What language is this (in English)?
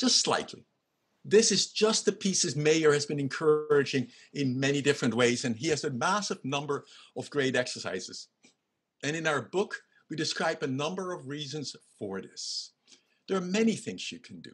English